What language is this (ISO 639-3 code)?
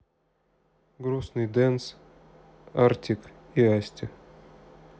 rus